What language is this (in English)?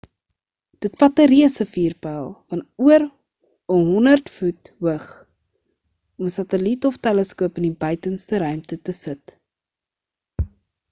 Afrikaans